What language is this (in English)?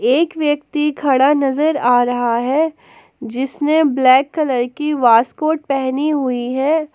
Hindi